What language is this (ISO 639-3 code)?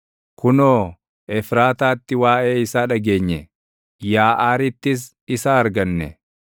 orm